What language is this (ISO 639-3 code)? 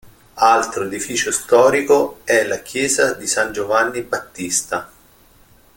ita